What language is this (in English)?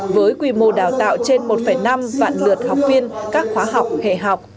Vietnamese